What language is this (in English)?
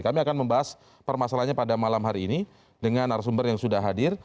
Indonesian